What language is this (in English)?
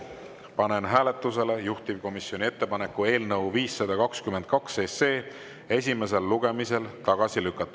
Estonian